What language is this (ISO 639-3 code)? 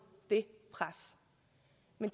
dan